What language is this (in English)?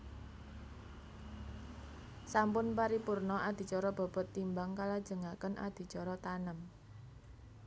Javanese